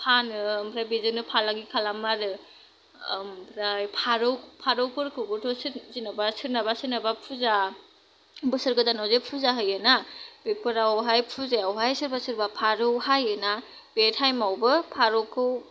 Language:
Bodo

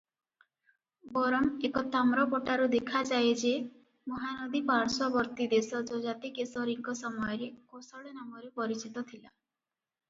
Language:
Odia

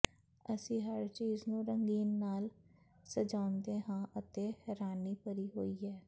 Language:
Punjabi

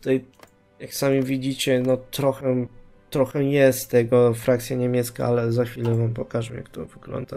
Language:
Polish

